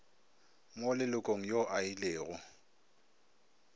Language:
Northern Sotho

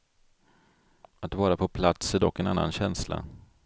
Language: Swedish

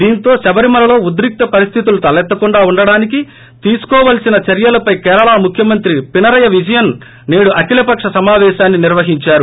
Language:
Telugu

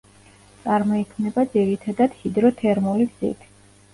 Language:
Georgian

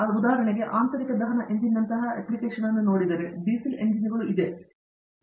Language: Kannada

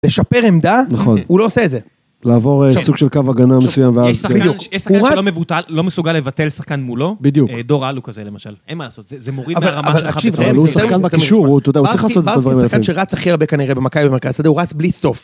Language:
Hebrew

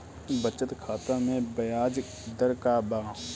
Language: Bhojpuri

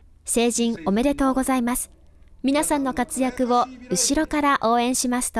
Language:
Japanese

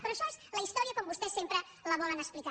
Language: Catalan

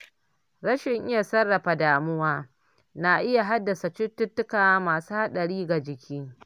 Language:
Hausa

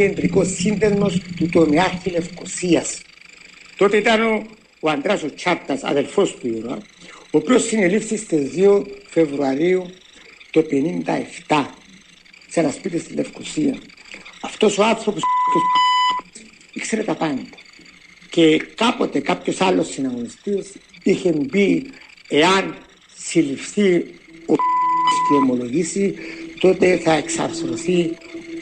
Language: Greek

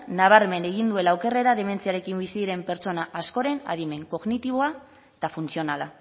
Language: Basque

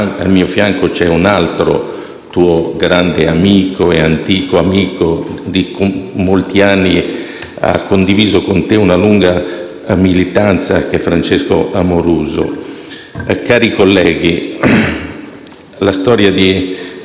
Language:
Italian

